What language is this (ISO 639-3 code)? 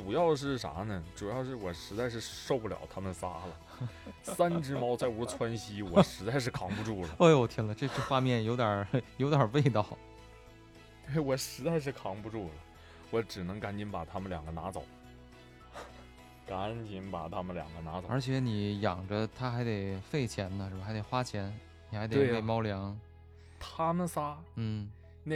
zho